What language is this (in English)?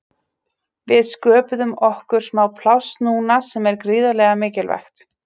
Icelandic